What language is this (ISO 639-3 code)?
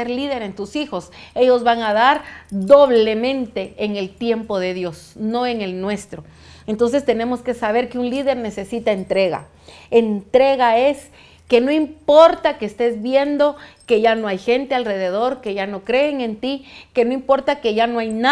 spa